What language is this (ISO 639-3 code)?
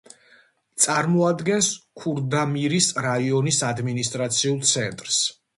kat